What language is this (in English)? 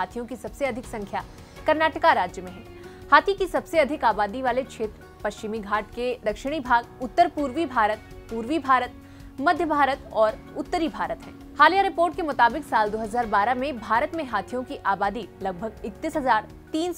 Hindi